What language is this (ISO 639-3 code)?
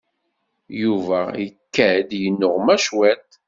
kab